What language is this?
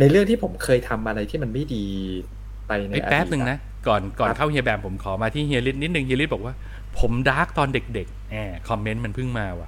Thai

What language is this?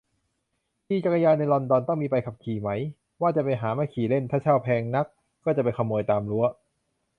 Thai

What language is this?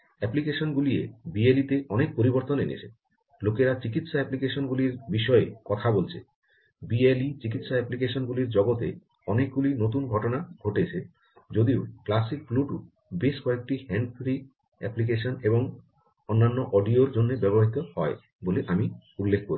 Bangla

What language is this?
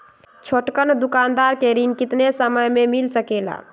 Magahi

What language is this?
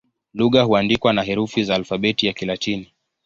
Swahili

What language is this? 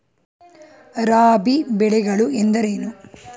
Kannada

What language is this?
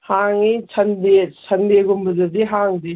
Manipuri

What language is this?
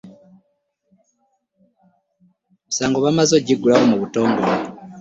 Ganda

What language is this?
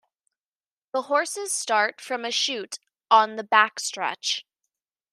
English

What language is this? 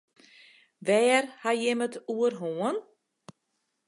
Western Frisian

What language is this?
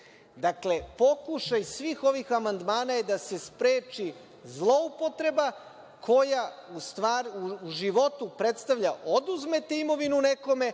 Serbian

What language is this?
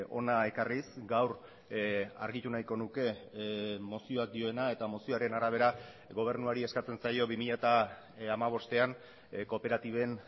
Basque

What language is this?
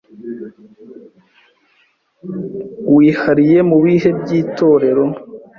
Kinyarwanda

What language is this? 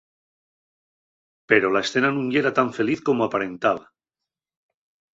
Asturian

